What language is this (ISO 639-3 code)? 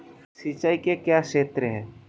hin